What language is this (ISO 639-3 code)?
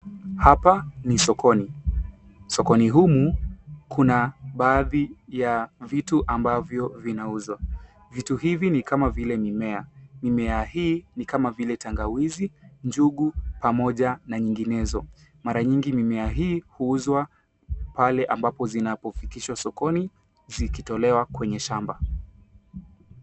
swa